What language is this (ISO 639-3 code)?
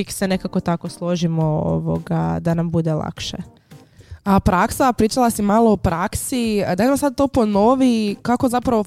hrv